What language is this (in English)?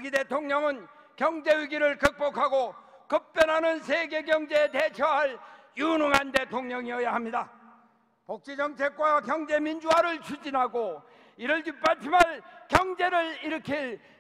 Korean